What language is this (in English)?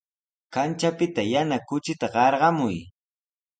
Sihuas Ancash Quechua